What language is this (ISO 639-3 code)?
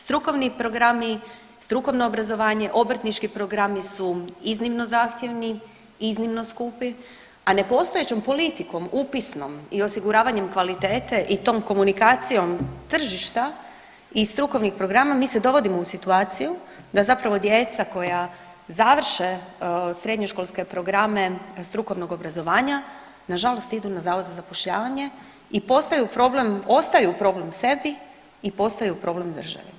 hrv